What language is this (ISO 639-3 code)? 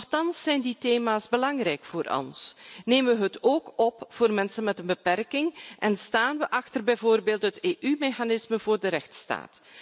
nld